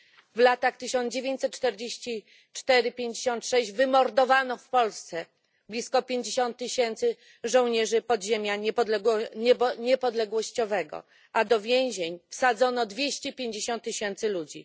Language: Polish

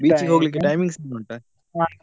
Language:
Kannada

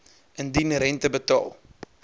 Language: Afrikaans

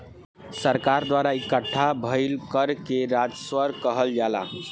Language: Bhojpuri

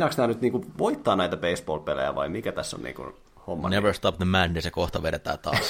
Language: Finnish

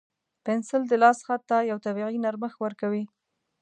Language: Pashto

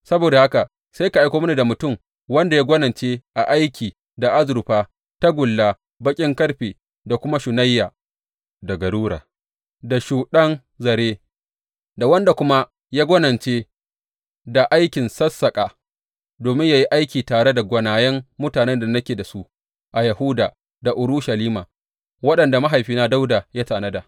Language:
Hausa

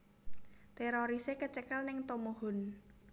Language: Javanese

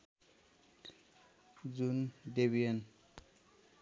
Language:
Nepali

